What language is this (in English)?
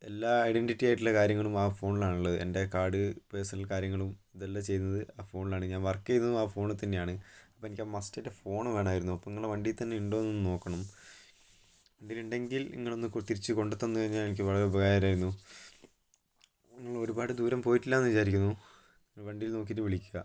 Malayalam